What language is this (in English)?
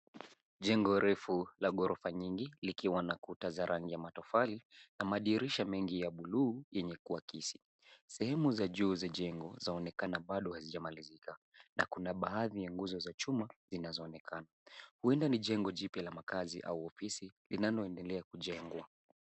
Swahili